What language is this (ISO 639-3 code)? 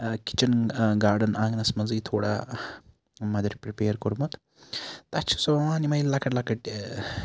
kas